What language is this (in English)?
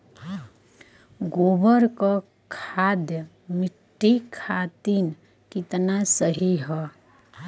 Bhojpuri